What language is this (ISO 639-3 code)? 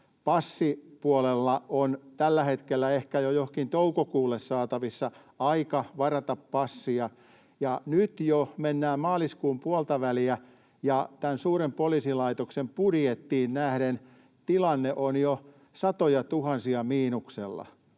fin